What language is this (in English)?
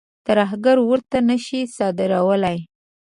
Pashto